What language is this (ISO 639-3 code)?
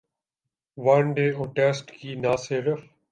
urd